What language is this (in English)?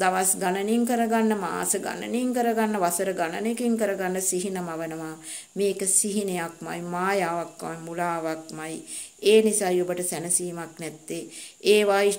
Romanian